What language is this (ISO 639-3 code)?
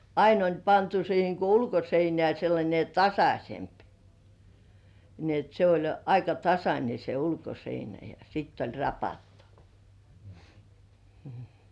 fin